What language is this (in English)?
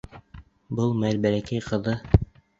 Bashkir